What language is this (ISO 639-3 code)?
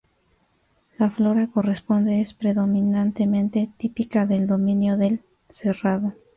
spa